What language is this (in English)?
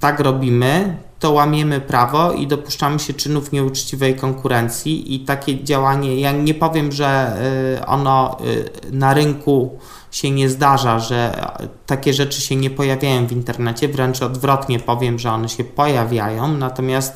Polish